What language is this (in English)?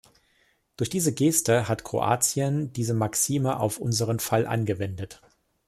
German